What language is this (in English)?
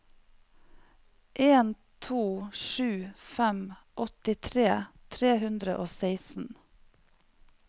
Norwegian